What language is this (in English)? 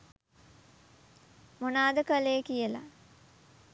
Sinhala